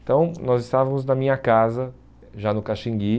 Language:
Portuguese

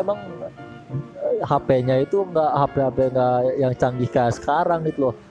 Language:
Indonesian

